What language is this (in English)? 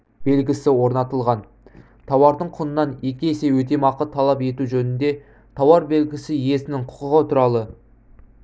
Kazakh